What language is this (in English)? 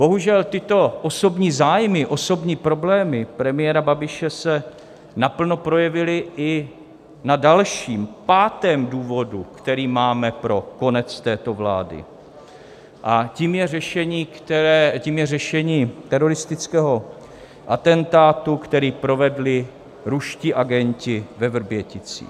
Czech